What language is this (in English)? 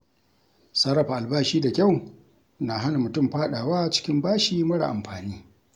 Hausa